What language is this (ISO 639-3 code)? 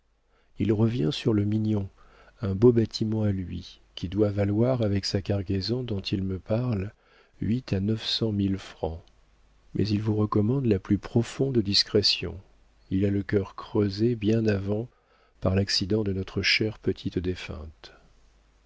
fra